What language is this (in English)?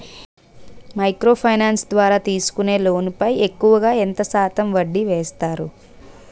Telugu